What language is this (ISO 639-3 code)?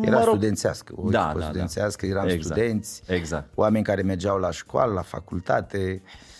ron